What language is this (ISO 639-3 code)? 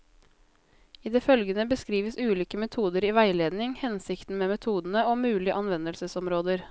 nor